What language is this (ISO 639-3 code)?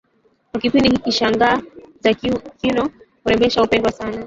swa